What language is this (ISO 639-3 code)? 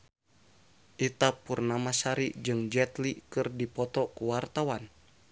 sun